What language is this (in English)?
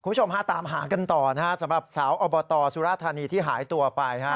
Thai